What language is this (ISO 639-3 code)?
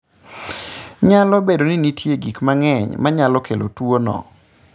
luo